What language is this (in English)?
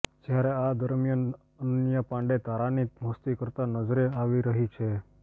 Gujarati